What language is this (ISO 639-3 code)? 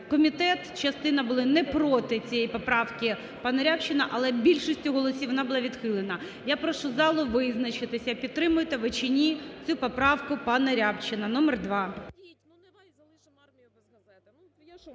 ukr